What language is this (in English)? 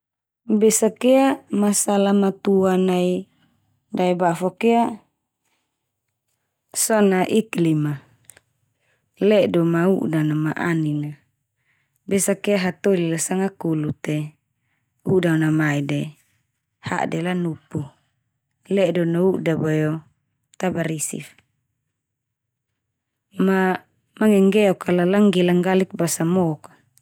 Termanu